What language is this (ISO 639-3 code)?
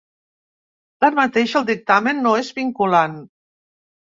cat